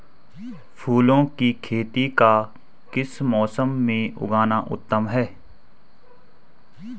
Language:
Hindi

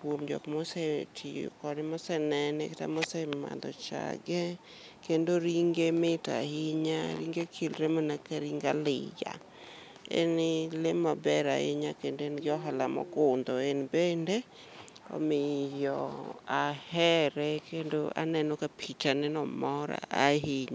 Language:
Luo (Kenya and Tanzania)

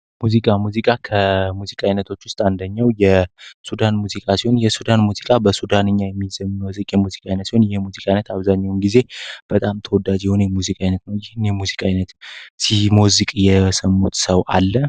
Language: Amharic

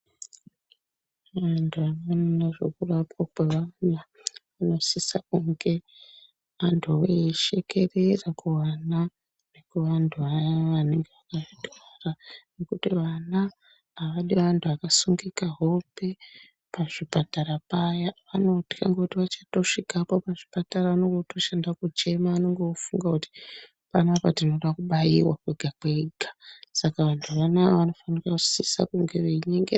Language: Ndau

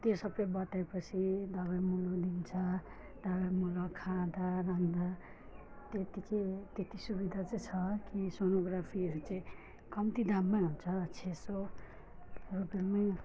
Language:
Nepali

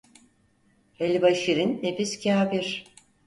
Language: Turkish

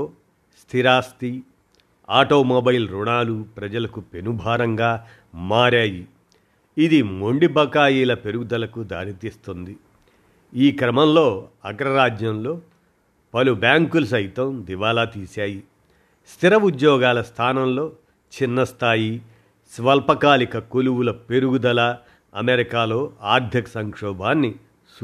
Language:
Telugu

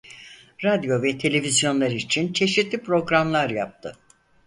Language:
Turkish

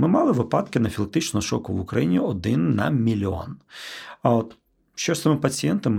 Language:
Ukrainian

